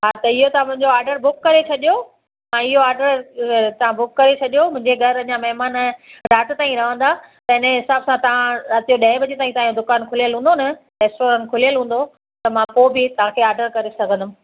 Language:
Sindhi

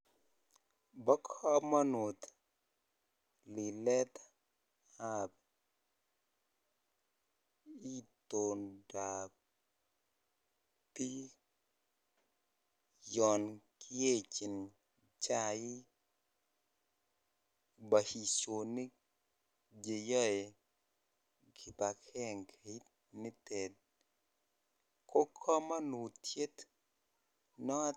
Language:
Kalenjin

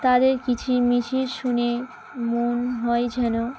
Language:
Bangla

